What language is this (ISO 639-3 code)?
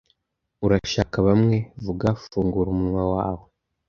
kin